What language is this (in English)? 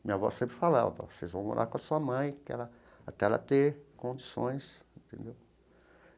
Portuguese